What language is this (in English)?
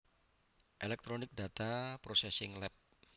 Javanese